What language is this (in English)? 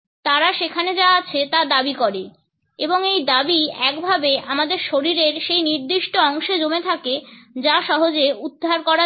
Bangla